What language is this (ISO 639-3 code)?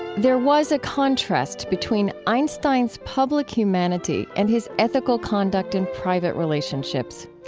eng